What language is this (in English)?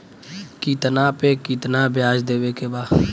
Bhojpuri